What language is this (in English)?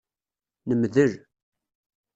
Kabyle